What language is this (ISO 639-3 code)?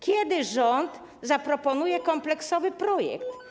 pol